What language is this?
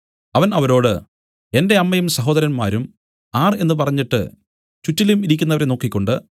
Malayalam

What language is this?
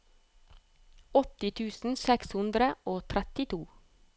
Norwegian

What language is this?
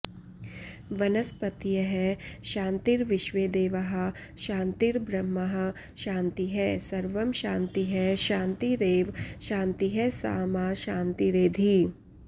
Sanskrit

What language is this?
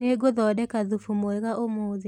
Kikuyu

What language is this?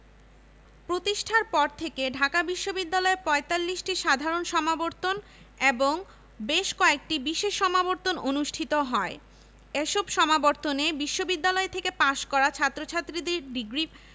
Bangla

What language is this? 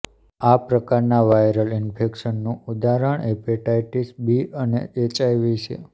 Gujarati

